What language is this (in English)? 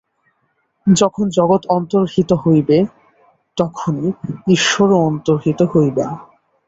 Bangla